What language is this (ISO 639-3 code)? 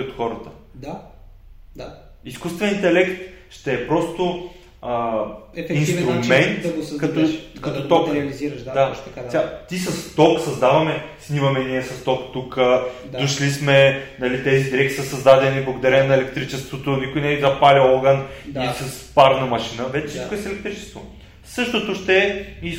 bul